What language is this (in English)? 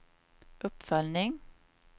Swedish